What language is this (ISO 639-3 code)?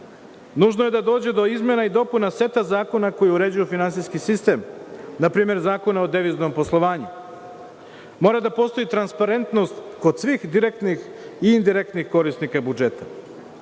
srp